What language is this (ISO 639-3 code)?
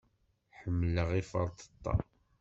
kab